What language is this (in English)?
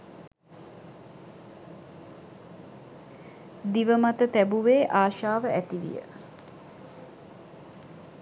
Sinhala